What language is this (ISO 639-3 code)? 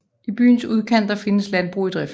dan